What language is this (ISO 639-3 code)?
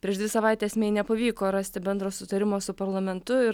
lit